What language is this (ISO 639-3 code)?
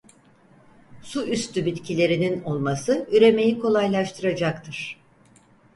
tur